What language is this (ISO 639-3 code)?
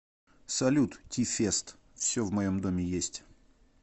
rus